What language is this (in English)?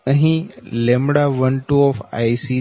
Gujarati